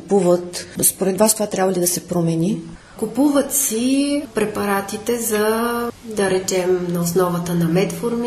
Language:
Bulgarian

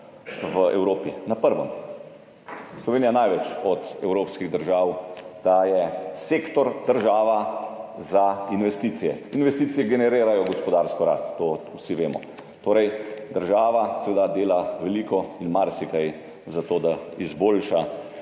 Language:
Slovenian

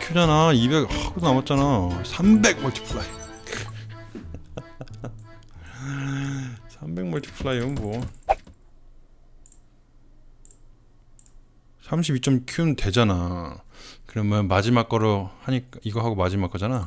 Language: Korean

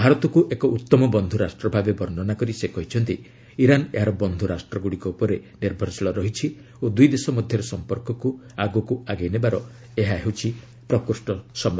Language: Odia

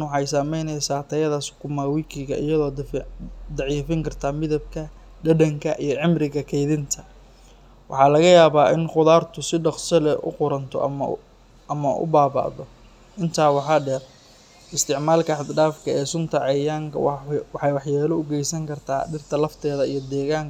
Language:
Somali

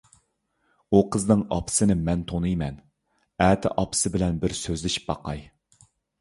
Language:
Uyghur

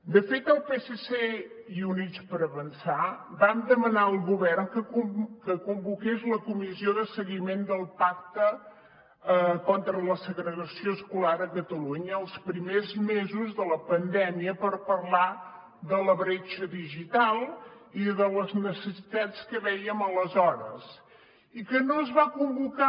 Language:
Catalan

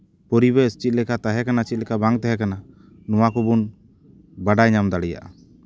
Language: Santali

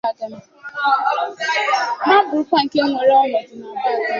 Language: Igbo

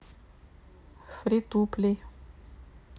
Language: Russian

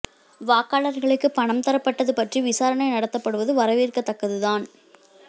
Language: Tamil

